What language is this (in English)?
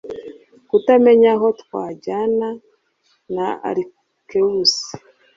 Kinyarwanda